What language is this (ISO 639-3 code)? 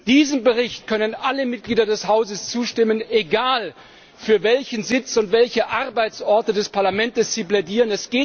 deu